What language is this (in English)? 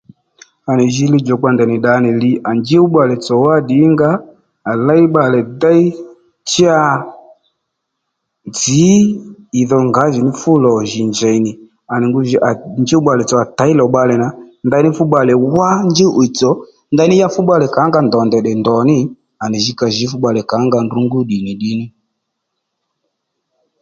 Lendu